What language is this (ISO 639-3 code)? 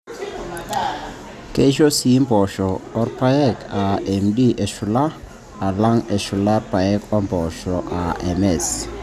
mas